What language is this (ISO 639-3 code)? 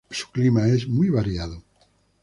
spa